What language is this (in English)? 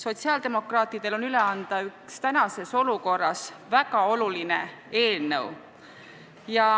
Estonian